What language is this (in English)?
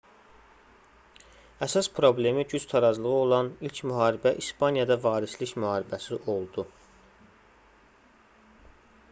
Azerbaijani